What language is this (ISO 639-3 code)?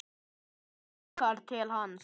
isl